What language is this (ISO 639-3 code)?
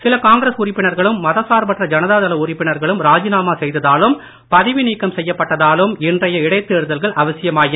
tam